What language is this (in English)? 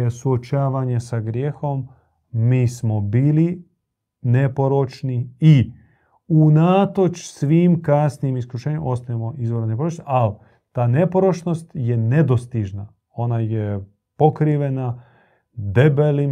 Croatian